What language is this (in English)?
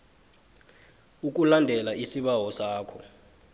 South Ndebele